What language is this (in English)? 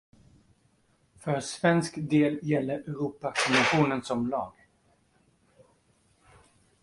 Swedish